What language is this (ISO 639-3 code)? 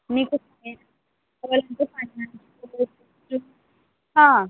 tel